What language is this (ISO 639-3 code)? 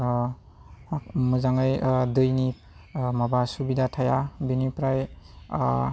brx